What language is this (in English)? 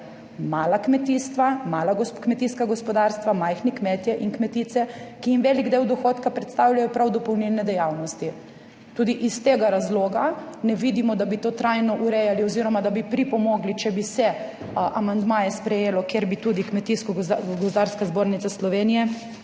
Slovenian